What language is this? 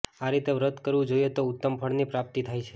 Gujarati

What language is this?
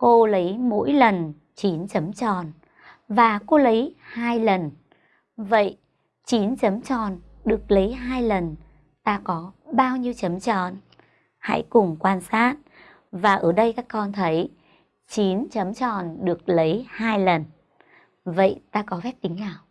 Vietnamese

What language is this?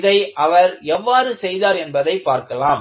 Tamil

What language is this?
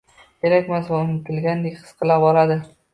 Uzbek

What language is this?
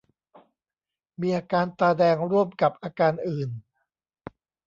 Thai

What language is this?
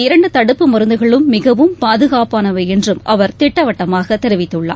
Tamil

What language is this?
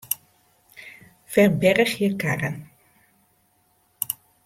Western Frisian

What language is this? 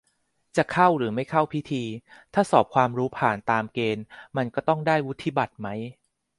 Thai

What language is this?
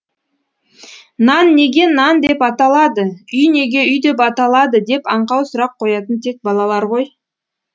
Kazakh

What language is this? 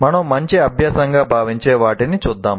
Telugu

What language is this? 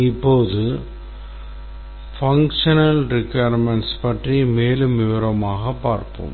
Tamil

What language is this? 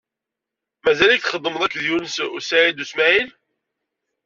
Kabyle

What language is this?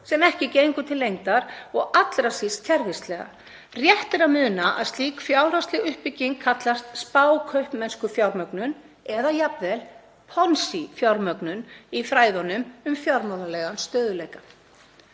Icelandic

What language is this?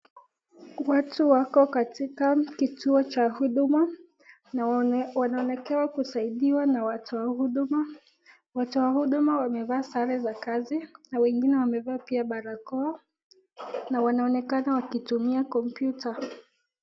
Swahili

